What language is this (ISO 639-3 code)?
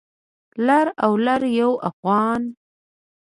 pus